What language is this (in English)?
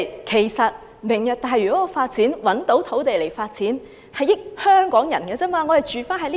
Cantonese